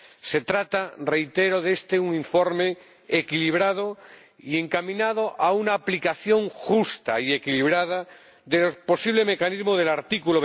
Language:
Spanish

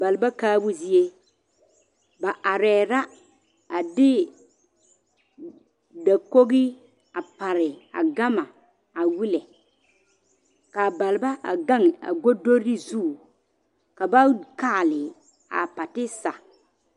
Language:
Southern Dagaare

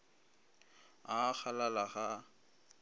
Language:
Northern Sotho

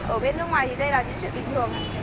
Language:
Vietnamese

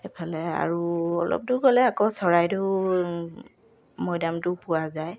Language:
Assamese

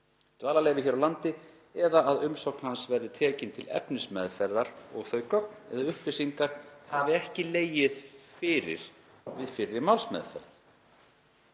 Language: Icelandic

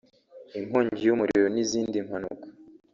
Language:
Kinyarwanda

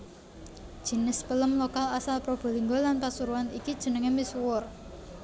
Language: Javanese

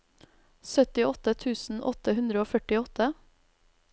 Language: Norwegian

